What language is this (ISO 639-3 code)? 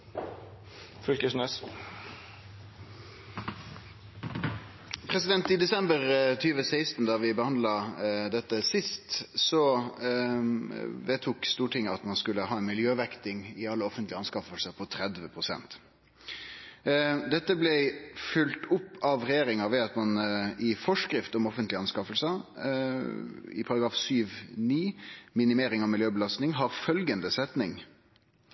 nno